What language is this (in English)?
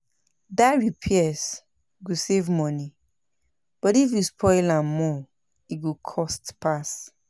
Nigerian Pidgin